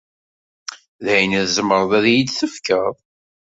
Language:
Kabyle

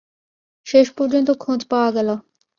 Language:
Bangla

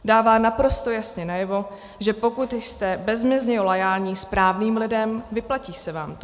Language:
Czech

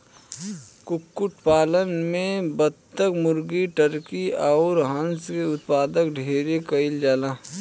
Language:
Bhojpuri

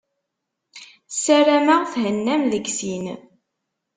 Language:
Kabyle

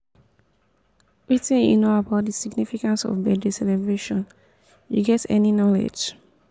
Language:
Nigerian Pidgin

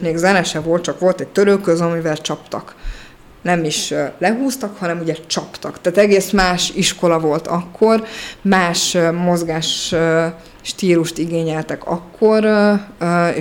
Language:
Hungarian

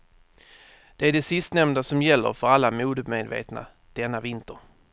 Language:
Swedish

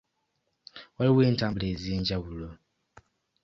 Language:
Ganda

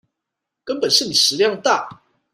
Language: Chinese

